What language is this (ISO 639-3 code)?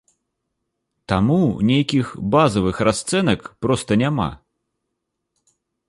bel